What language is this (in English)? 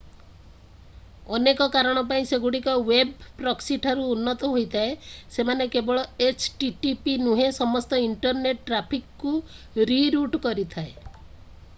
Odia